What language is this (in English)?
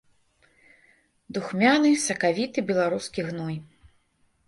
Belarusian